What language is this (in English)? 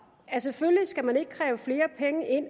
Danish